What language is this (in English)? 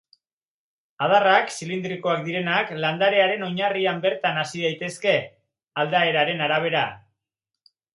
Basque